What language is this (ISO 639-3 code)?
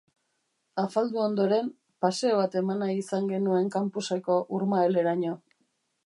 eus